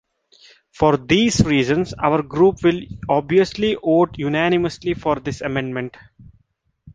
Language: English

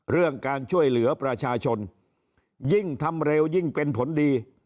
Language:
Thai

